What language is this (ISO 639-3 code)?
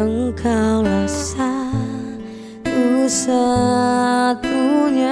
ind